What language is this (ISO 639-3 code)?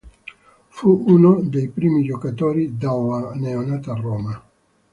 ita